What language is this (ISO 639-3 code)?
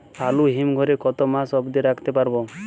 ben